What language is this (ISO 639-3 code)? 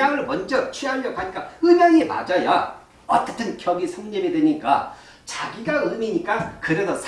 kor